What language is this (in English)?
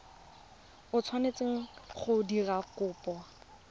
Tswana